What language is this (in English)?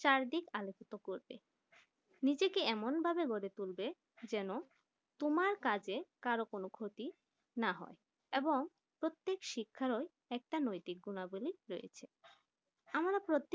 Bangla